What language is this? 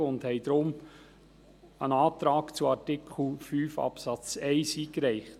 Swiss German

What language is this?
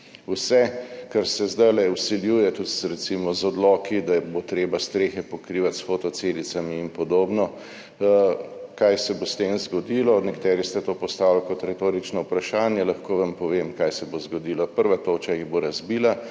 Slovenian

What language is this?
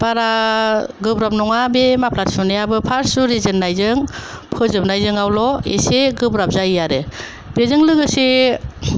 Bodo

